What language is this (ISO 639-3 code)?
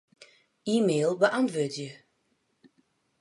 fry